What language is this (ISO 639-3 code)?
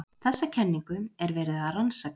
isl